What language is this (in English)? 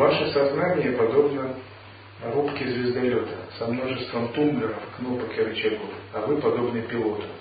Russian